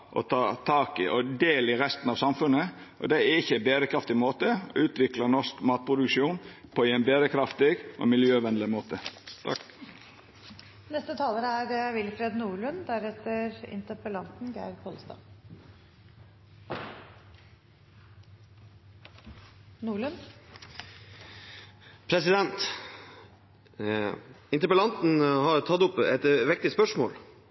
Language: Norwegian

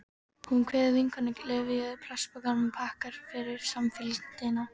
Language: Icelandic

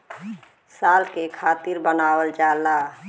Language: Bhojpuri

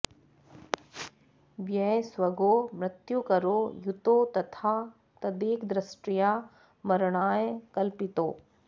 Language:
Sanskrit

